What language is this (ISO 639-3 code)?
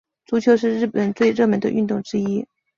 zho